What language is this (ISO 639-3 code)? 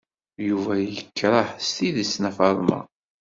kab